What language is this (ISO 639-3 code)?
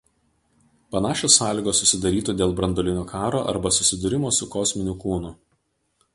lit